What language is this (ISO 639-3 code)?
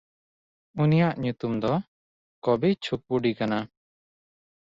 sat